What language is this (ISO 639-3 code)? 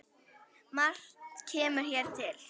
isl